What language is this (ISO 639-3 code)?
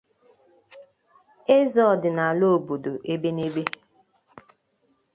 ibo